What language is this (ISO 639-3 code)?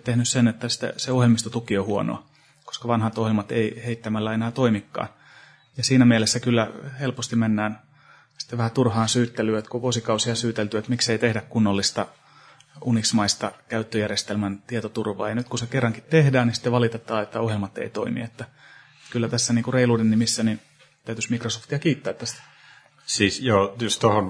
fin